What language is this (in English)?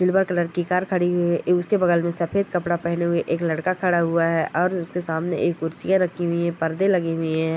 Marwari